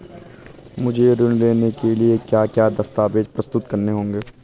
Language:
Hindi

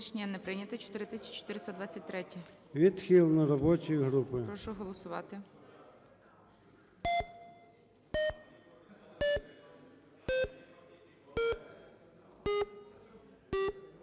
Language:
Ukrainian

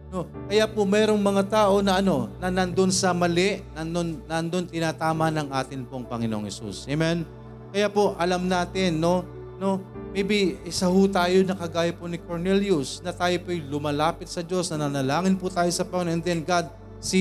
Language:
Filipino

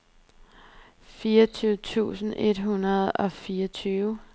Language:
Danish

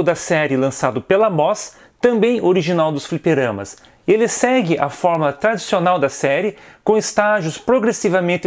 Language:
Portuguese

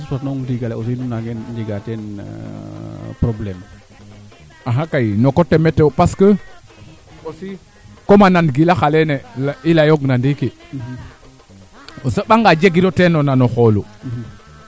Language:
Serer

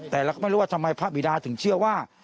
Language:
Thai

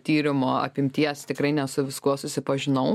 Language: Lithuanian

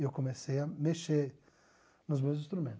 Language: Portuguese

